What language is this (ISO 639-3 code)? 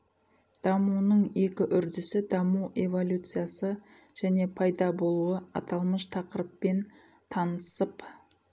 kaz